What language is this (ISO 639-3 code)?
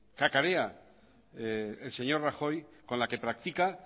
spa